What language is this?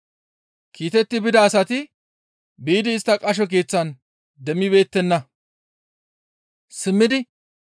Gamo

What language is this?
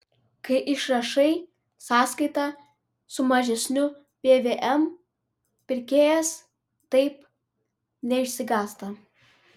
Lithuanian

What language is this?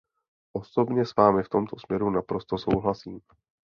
Czech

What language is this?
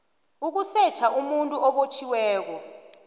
South Ndebele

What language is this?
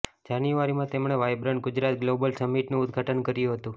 Gujarati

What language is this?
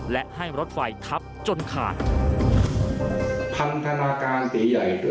Thai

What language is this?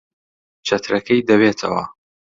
Central Kurdish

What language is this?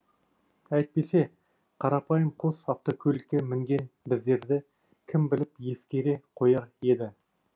Kazakh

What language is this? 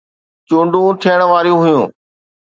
Sindhi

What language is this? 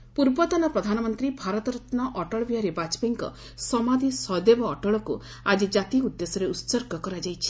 Odia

